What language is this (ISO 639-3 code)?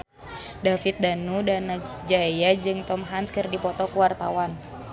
sun